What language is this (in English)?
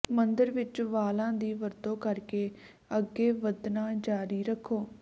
Punjabi